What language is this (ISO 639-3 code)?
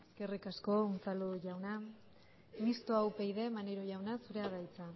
eus